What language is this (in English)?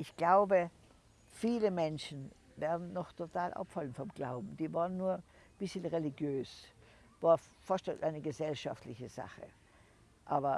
German